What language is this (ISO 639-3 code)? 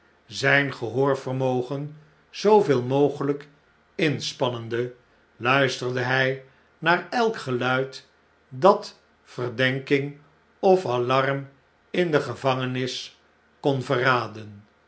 nld